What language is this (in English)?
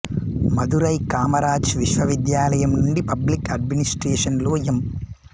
Telugu